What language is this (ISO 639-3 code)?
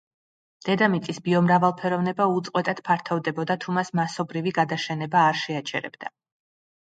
kat